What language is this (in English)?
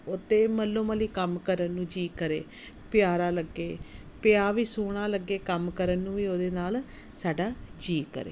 Punjabi